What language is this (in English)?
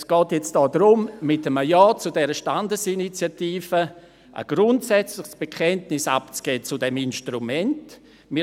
Swiss German